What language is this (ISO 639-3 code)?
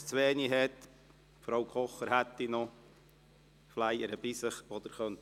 gsw